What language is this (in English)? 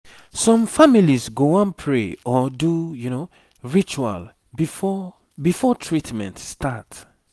Nigerian Pidgin